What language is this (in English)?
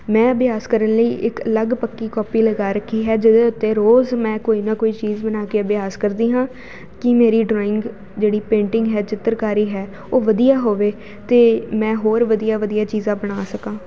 Punjabi